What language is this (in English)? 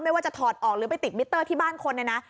Thai